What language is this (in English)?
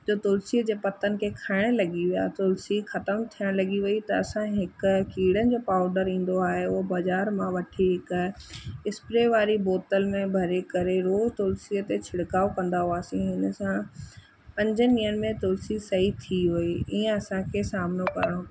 Sindhi